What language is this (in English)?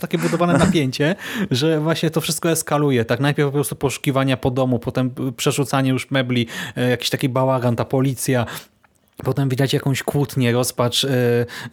Polish